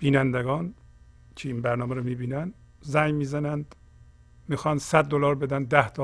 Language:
Persian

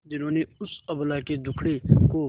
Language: Hindi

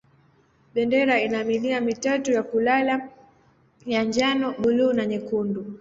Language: Swahili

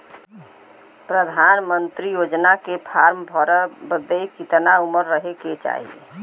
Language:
Bhojpuri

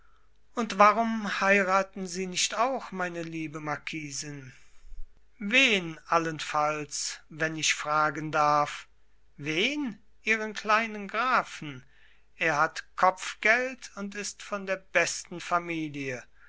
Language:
German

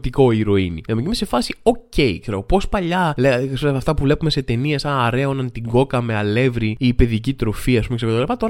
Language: Greek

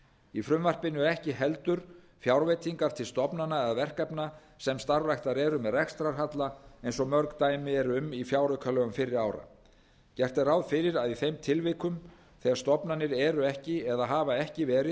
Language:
Icelandic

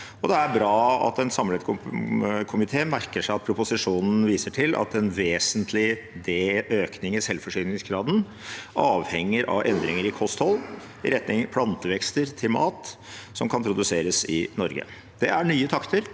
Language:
Norwegian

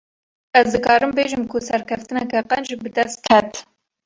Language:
Kurdish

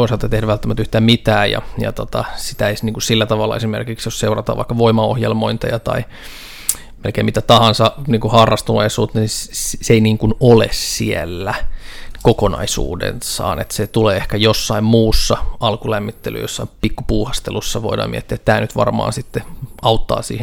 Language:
Finnish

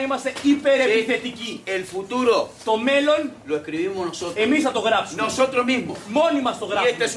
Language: Greek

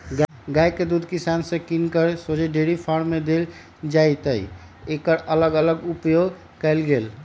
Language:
Magahi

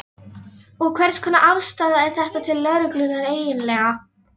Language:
Icelandic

